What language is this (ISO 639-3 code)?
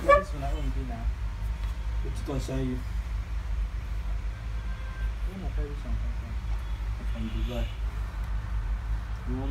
ron